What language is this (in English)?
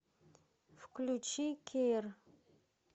Russian